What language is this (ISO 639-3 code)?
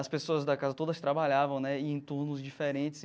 por